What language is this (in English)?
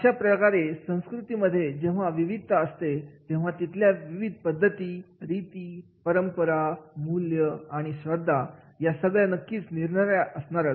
Marathi